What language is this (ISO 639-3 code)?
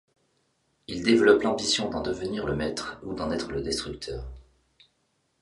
fra